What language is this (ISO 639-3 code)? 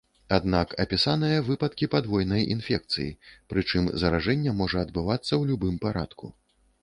bel